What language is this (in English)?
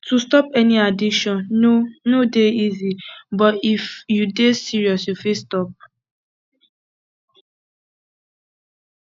Nigerian Pidgin